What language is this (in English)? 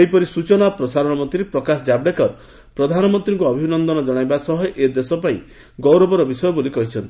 Odia